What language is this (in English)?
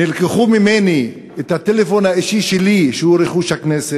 Hebrew